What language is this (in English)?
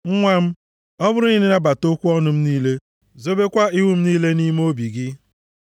Igbo